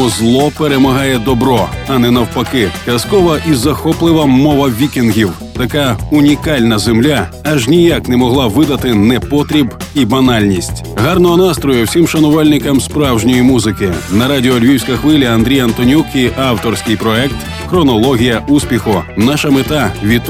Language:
Ukrainian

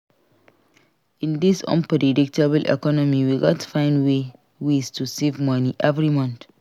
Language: Nigerian Pidgin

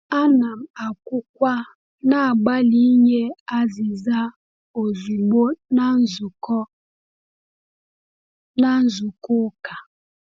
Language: Igbo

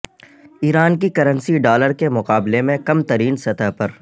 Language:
Urdu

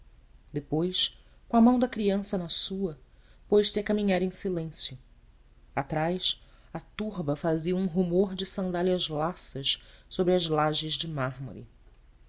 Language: Portuguese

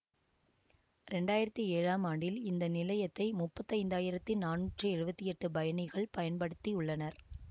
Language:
Tamil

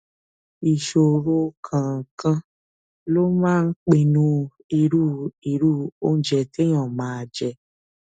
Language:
Yoruba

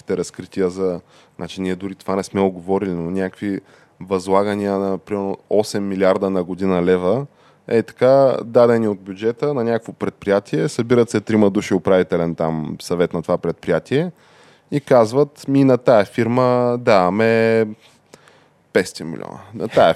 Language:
Bulgarian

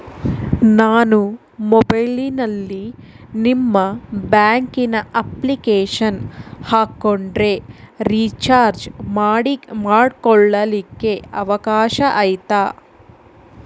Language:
Kannada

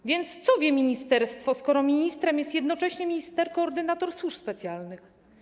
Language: Polish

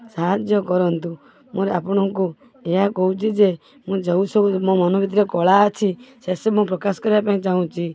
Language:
Odia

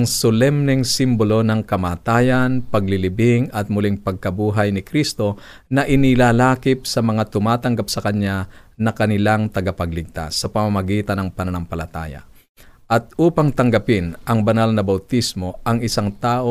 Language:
Filipino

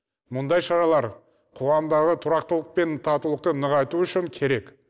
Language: Kazakh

